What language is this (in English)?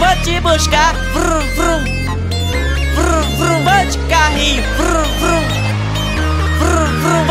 Indonesian